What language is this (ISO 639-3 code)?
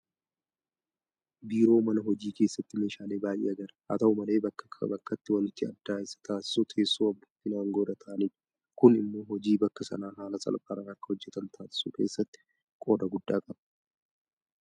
orm